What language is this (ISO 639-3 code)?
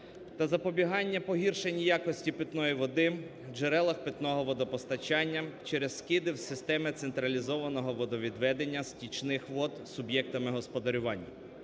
ukr